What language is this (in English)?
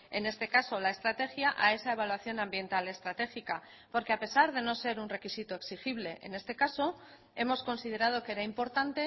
Spanish